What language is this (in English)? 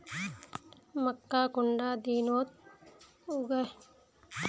Magahi